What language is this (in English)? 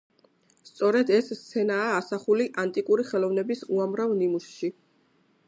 Georgian